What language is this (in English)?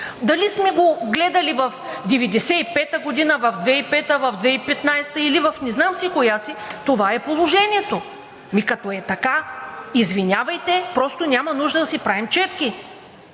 Bulgarian